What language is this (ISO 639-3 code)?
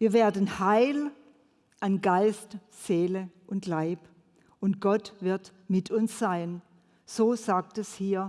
deu